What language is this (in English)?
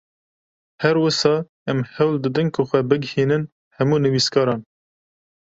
Kurdish